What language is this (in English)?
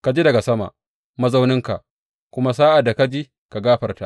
Hausa